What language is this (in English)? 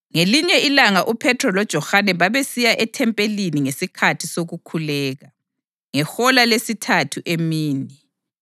North Ndebele